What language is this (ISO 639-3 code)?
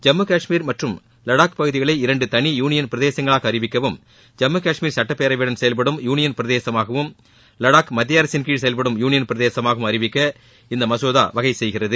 tam